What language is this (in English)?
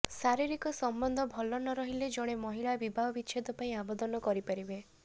Odia